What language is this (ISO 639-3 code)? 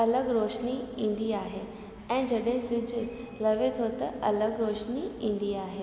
snd